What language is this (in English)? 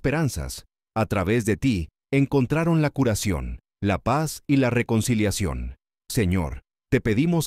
Spanish